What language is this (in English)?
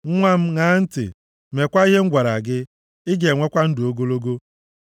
Igbo